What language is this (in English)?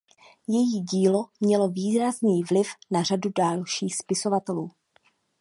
Czech